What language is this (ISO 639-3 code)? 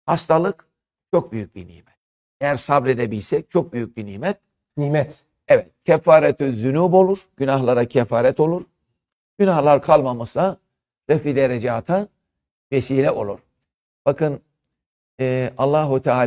tur